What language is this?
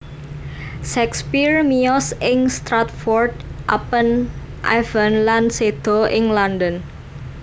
Javanese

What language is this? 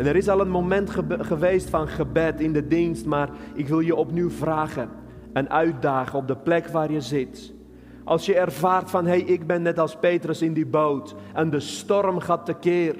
Dutch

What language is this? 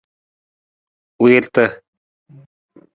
Nawdm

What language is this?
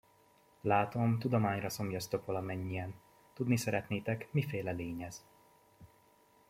Hungarian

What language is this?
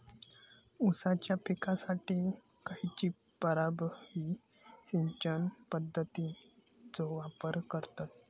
Marathi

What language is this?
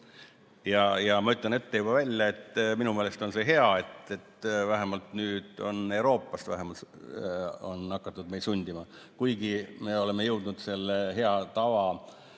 Estonian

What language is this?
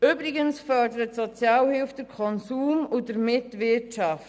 Swiss German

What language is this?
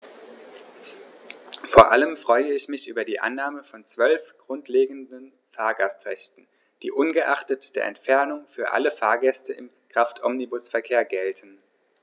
German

